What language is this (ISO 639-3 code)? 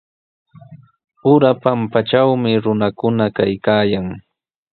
qws